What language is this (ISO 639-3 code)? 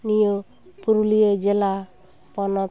sat